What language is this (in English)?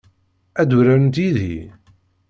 Kabyle